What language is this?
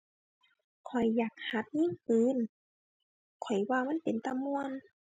Thai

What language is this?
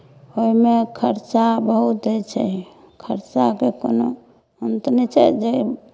Maithili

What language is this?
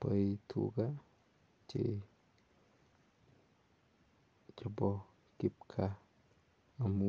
Kalenjin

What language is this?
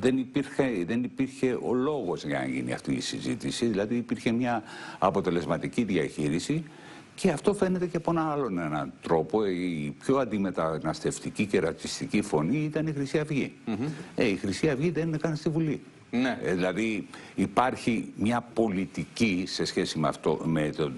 Greek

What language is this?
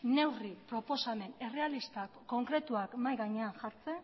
Basque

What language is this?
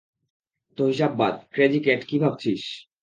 Bangla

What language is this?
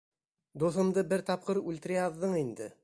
Bashkir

